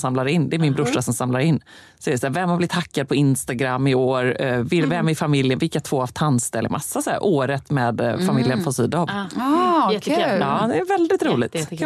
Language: Swedish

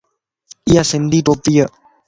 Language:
Lasi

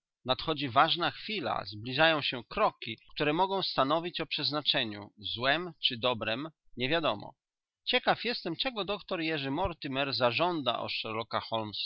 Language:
Polish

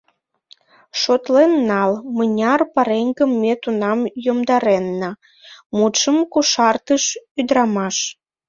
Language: Mari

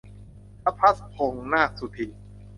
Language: Thai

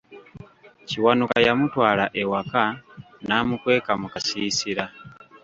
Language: Ganda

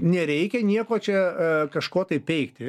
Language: Lithuanian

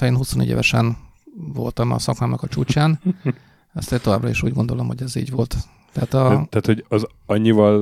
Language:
Hungarian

